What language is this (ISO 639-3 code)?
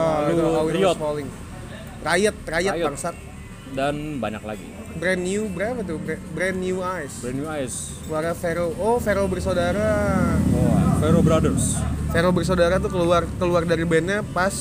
ind